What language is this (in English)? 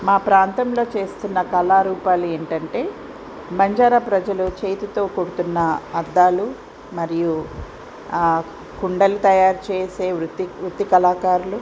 Telugu